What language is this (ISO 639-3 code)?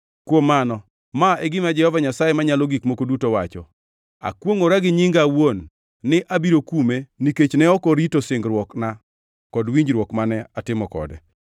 luo